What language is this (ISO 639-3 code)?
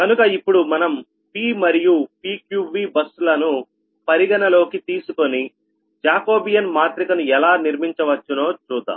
tel